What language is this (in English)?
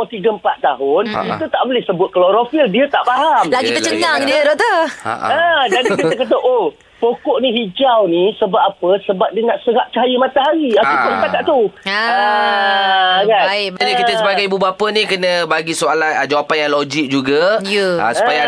Malay